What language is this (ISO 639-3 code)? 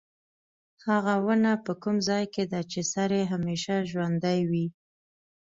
pus